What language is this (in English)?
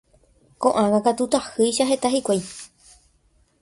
Guarani